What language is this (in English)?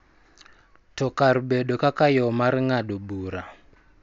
Luo (Kenya and Tanzania)